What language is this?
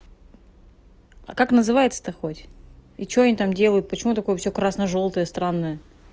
Russian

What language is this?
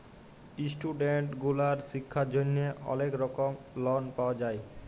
Bangla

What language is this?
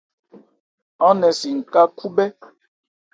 Ebrié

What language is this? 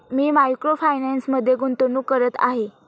Marathi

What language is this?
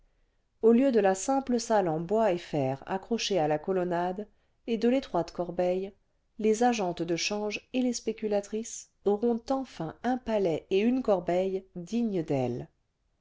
French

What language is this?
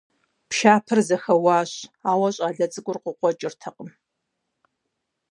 Kabardian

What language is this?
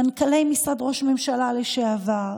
Hebrew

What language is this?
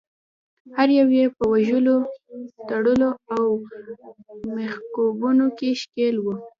Pashto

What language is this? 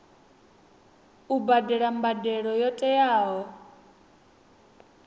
Venda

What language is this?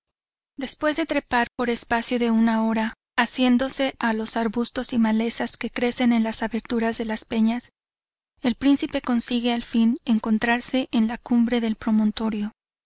Spanish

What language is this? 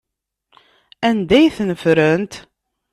Kabyle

